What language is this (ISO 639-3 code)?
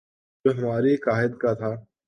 urd